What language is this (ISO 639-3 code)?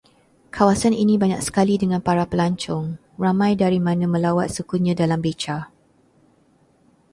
msa